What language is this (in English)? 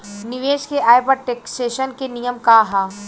Bhojpuri